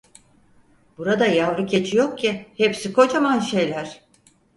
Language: Turkish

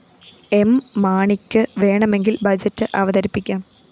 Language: Malayalam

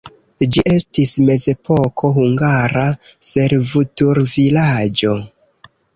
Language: Esperanto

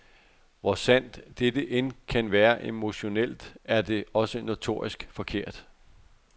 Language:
Danish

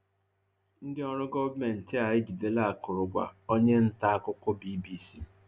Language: Igbo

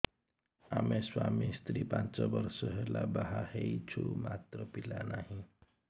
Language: Odia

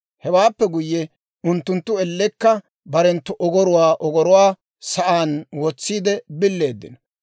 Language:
Dawro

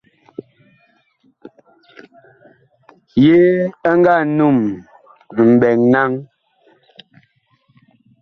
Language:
Bakoko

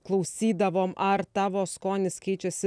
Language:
Lithuanian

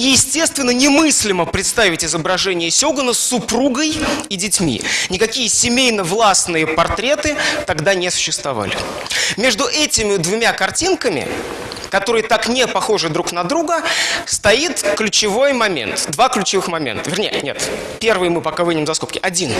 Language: Russian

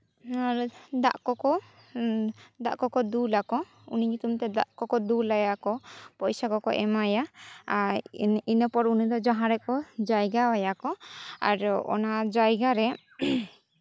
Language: Santali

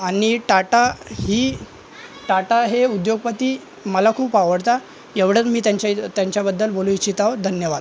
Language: Marathi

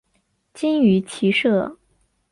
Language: Chinese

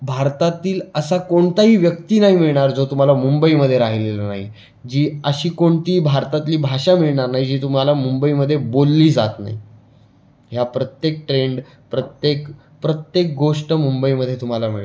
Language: Marathi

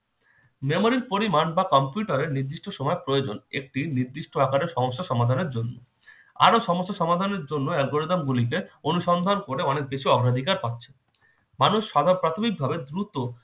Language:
Bangla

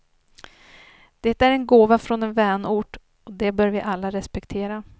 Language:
Swedish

